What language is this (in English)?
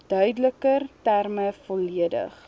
Afrikaans